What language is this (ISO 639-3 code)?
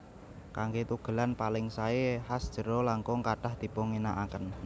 jav